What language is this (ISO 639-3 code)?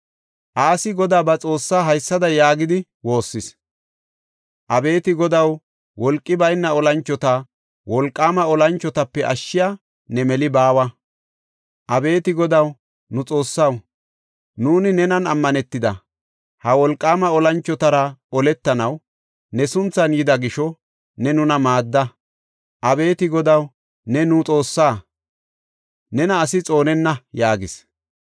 gof